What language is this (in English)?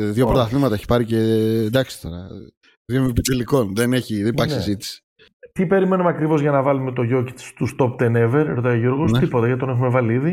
Greek